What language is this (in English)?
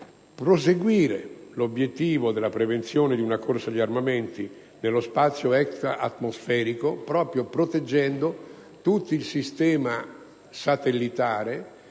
Italian